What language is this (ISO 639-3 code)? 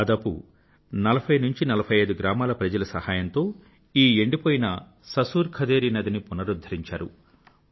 tel